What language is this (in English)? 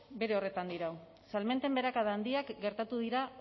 Basque